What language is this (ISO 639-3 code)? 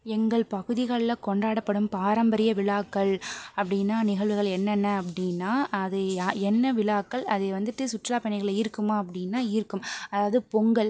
tam